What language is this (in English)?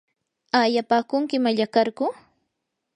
Yanahuanca Pasco Quechua